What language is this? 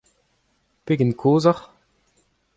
Breton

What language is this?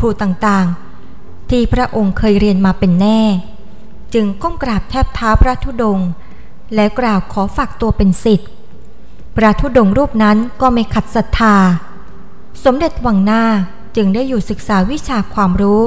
Thai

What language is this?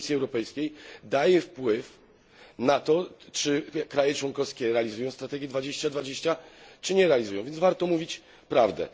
Polish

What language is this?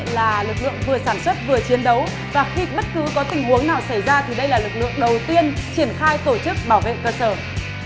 Vietnamese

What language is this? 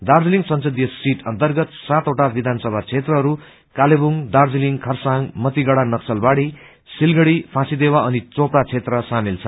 Nepali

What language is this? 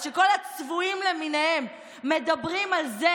Hebrew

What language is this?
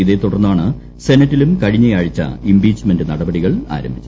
Malayalam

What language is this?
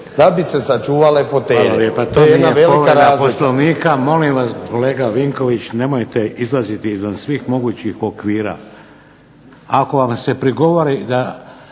Croatian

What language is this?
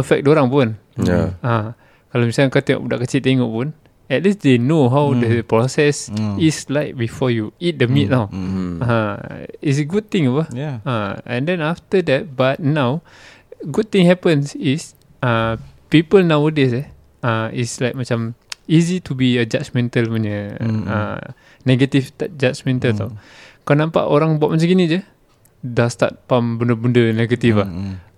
Malay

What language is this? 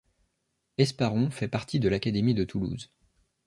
French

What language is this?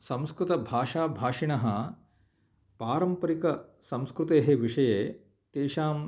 Sanskrit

